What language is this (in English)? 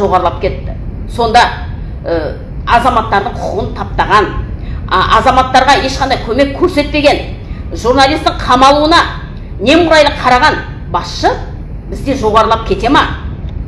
Kazakh